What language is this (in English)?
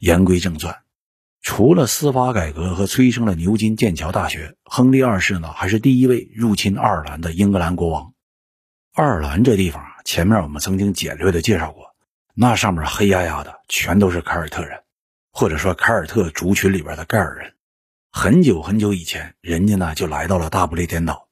Chinese